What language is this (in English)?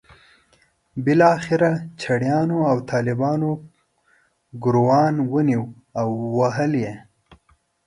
Pashto